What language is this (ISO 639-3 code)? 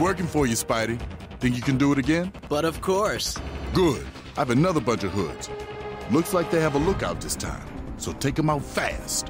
pol